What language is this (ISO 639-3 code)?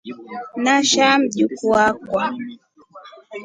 rof